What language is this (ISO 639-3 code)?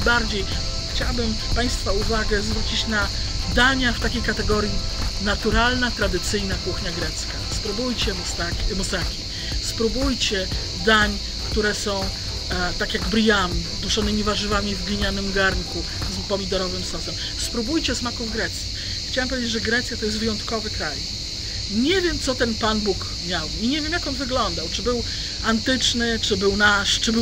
pol